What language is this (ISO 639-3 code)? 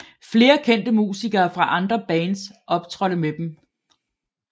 dan